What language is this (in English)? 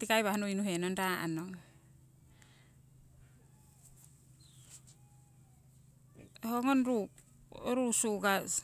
Siwai